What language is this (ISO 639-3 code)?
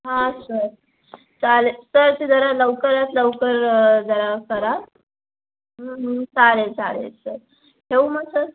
mar